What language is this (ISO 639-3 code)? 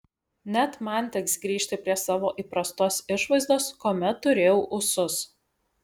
lit